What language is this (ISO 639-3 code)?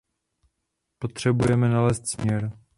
ces